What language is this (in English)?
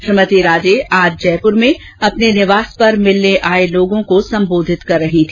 Hindi